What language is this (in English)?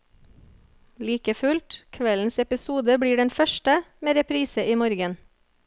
Norwegian